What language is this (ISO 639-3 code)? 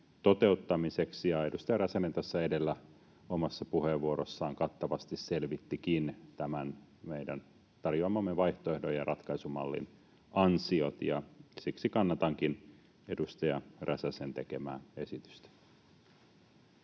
fin